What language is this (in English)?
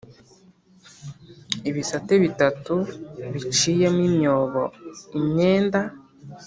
Kinyarwanda